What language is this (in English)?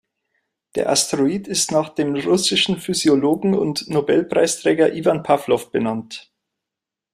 German